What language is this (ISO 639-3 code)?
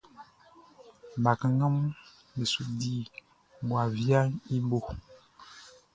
bci